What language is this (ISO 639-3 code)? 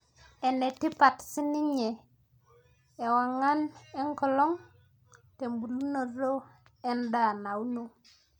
mas